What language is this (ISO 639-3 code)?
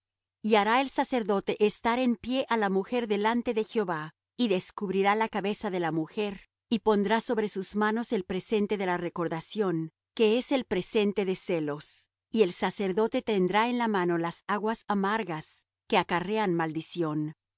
spa